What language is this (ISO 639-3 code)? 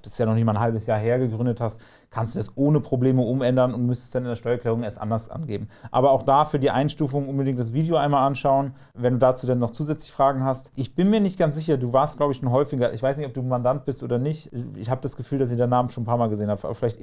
deu